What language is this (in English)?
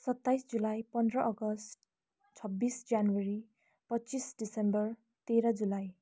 Nepali